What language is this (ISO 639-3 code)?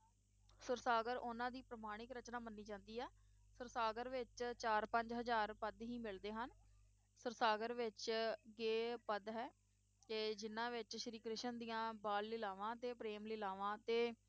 pan